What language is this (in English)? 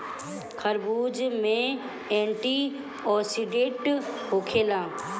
Bhojpuri